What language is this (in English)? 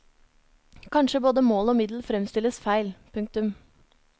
Norwegian